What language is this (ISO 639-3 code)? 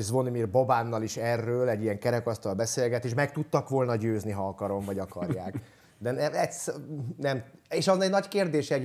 hun